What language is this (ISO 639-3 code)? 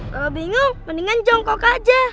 ind